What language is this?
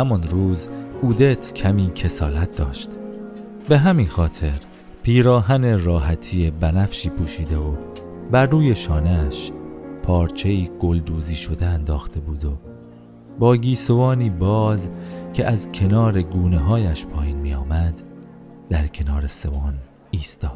Persian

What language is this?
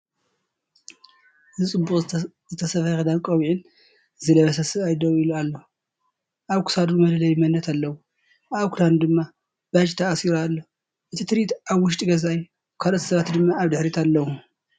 Tigrinya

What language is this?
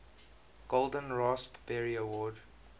English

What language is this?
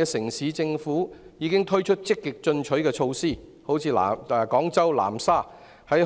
Cantonese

